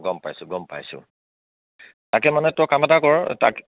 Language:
Assamese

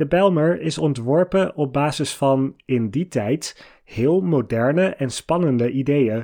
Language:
Dutch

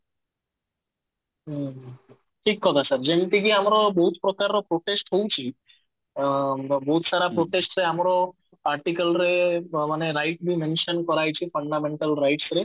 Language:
Odia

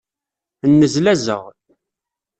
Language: Kabyle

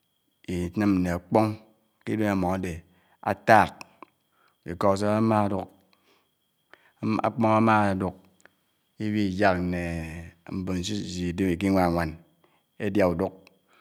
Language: Anaang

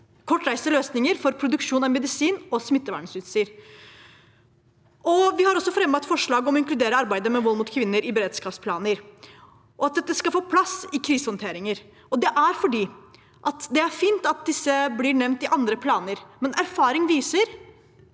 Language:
Norwegian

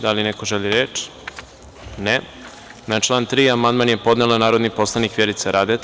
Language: Serbian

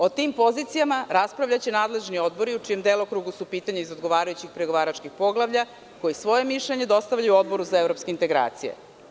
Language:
Serbian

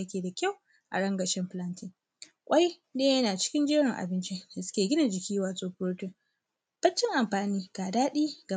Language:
Hausa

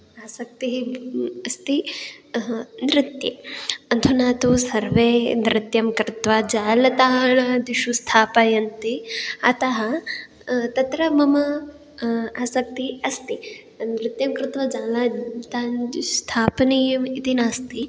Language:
Sanskrit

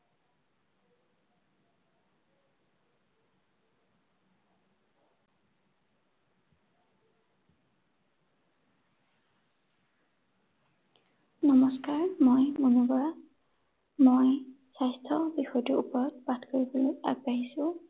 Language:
Assamese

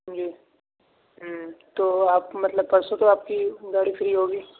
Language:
Urdu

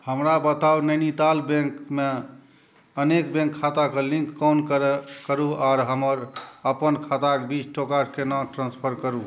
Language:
Maithili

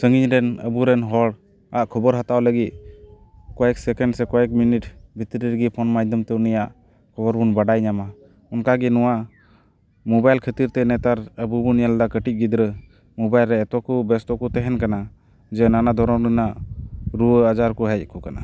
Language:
Santali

